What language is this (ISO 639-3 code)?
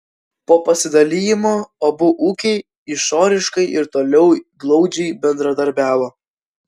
lit